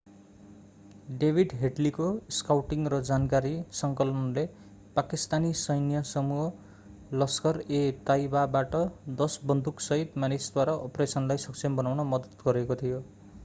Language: Nepali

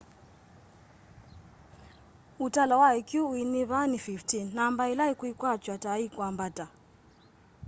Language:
Kamba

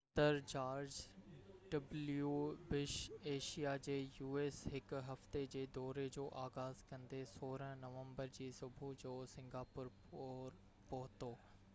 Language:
Sindhi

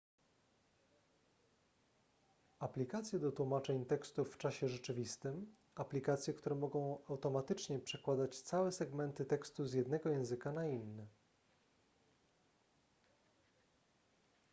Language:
Polish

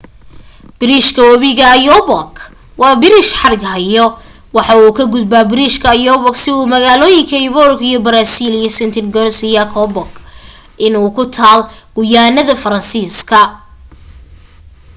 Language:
Somali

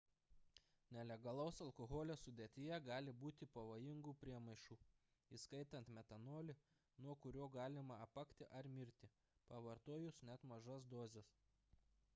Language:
Lithuanian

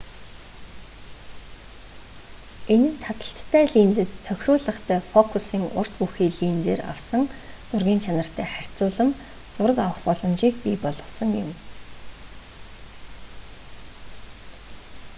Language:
Mongolian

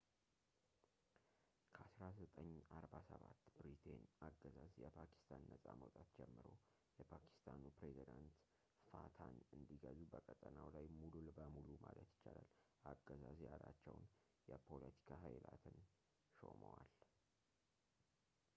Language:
Amharic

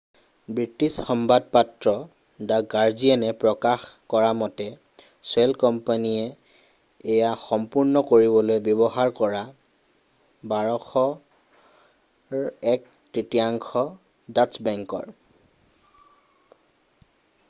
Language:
Assamese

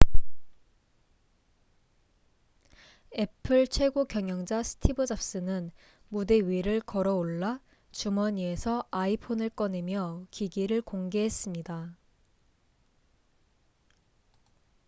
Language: Korean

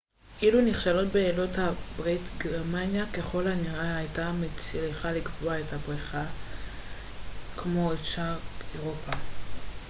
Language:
Hebrew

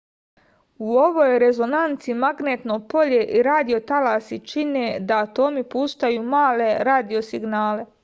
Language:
Serbian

